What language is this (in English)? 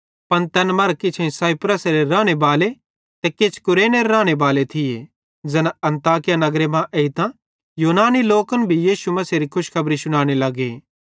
Bhadrawahi